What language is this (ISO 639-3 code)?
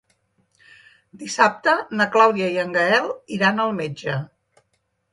cat